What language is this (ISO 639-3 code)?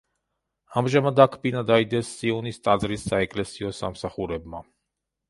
kat